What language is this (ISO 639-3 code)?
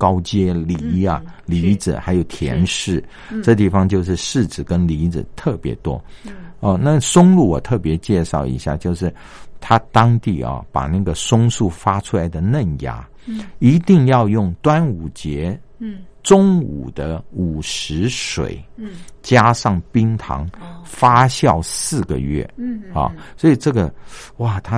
zho